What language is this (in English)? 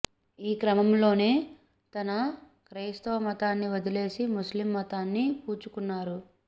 Telugu